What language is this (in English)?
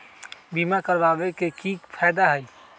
Magahi